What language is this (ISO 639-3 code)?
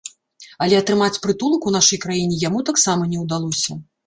bel